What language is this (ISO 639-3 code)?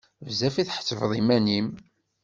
kab